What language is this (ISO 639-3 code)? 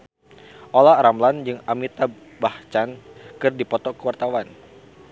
sun